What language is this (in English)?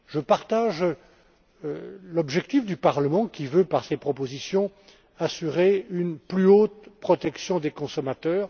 French